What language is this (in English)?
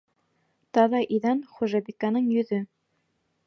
Bashkir